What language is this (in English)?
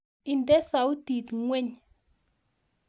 Kalenjin